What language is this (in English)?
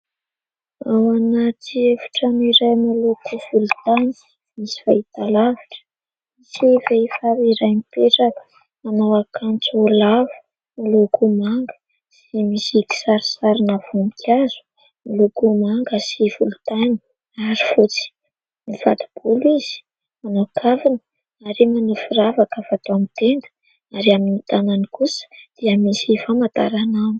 Malagasy